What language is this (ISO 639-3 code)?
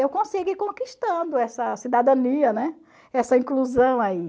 por